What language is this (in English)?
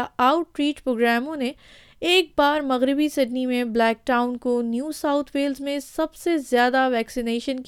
Urdu